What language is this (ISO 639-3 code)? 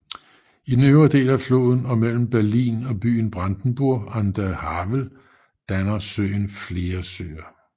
dan